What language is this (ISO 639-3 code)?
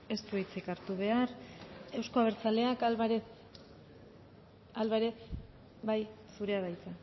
eus